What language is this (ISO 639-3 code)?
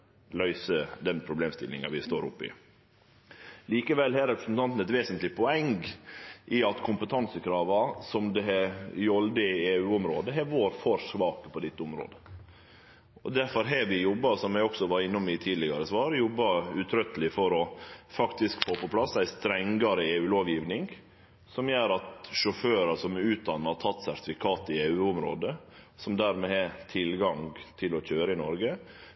nno